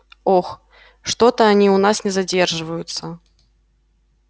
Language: Russian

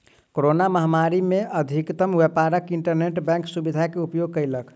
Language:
Maithili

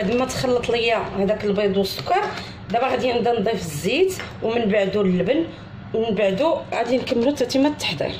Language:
Arabic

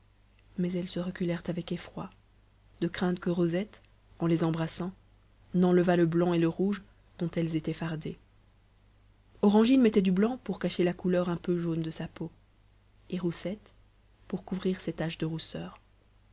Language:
French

